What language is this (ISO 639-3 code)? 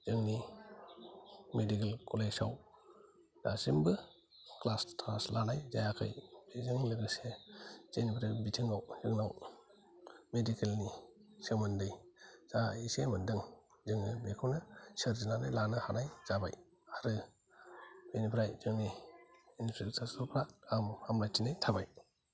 brx